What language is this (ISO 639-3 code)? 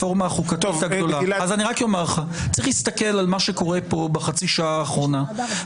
heb